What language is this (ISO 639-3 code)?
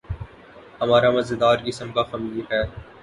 urd